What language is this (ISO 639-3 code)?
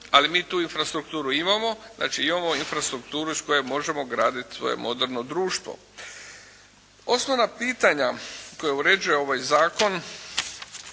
hrv